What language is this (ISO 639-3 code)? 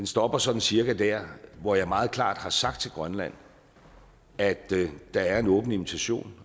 dan